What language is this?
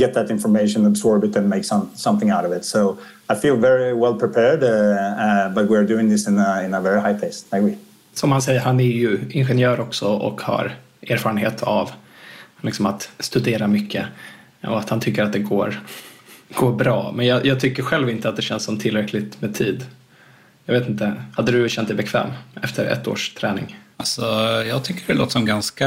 Swedish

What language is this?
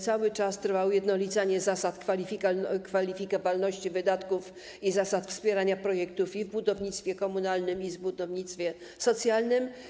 Polish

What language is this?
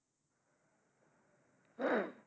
Bangla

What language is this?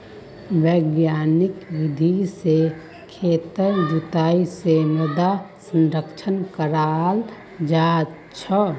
Magahi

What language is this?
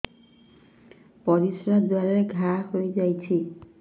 Odia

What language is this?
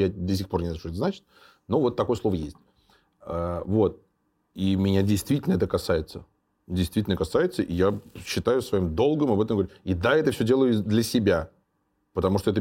Russian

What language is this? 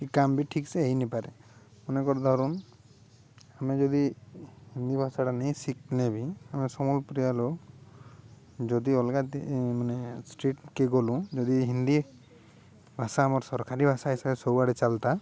Odia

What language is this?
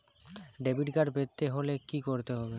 Bangla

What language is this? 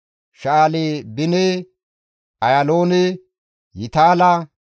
Gamo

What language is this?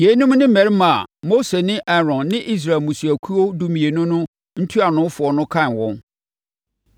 Akan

